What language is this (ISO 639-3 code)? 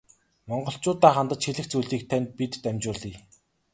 mon